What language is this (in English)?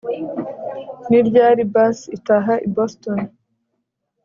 Kinyarwanda